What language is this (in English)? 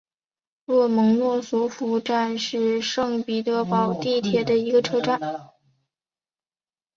Chinese